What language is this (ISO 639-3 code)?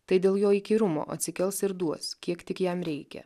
lit